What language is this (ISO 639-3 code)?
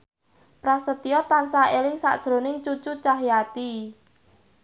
jav